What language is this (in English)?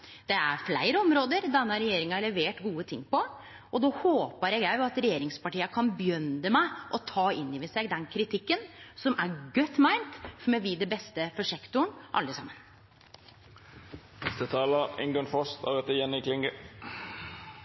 Norwegian Nynorsk